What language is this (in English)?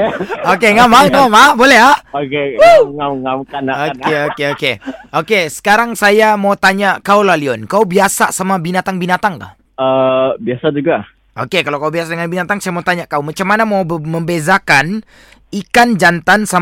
Malay